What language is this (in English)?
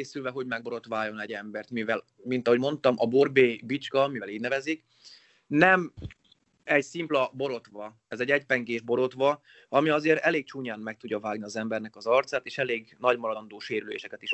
Hungarian